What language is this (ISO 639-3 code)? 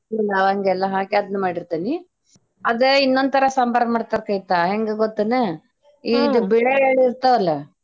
kan